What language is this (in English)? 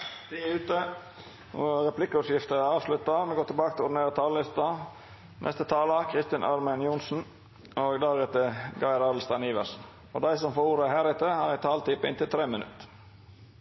Norwegian Nynorsk